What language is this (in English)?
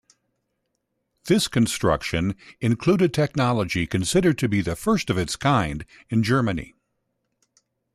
English